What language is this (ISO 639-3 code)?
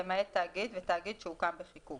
heb